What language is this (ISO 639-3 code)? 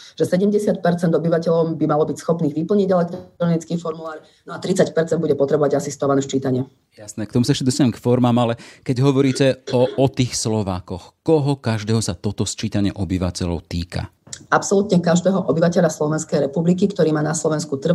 slk